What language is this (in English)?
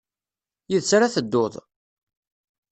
Kabyle